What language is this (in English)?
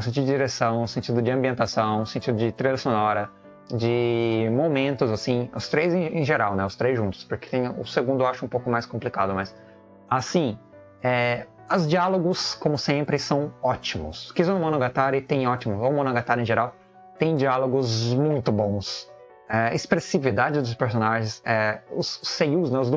Portuguese